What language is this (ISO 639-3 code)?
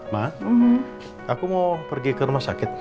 ind